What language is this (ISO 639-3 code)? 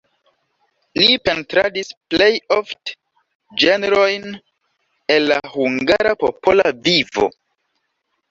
epo